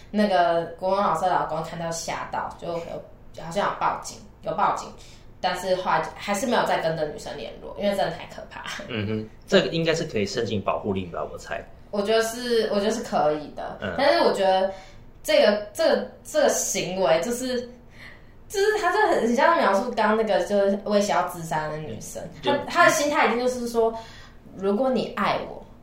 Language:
Chinese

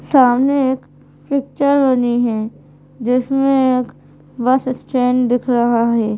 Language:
Hindi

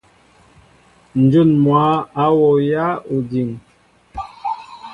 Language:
Mbo (Cameroon)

